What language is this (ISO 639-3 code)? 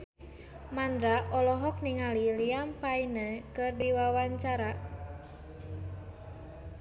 sun